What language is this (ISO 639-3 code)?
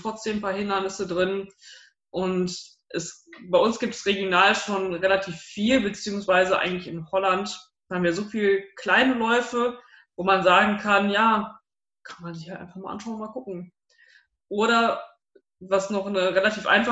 deu